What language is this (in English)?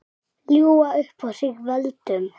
Icelandic